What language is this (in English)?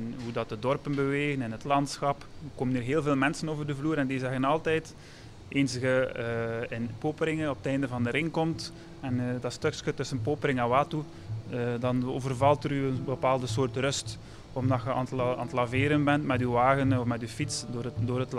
Dutch